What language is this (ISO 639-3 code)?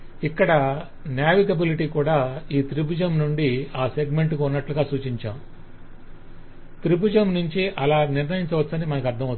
tel